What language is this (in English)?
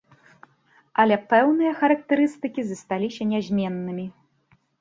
Belarusian